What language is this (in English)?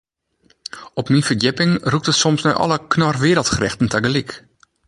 Western Frisian